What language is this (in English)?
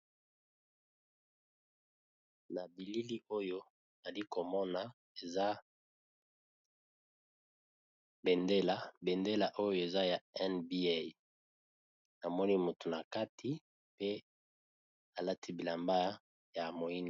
Lingala